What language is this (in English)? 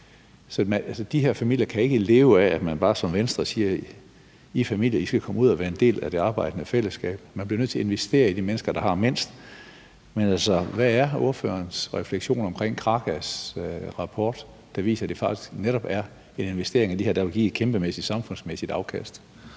Danish